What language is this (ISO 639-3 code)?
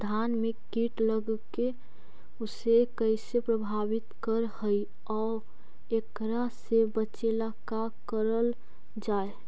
mag